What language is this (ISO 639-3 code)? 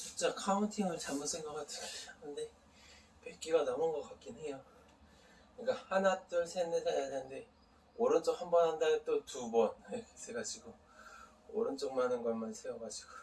kor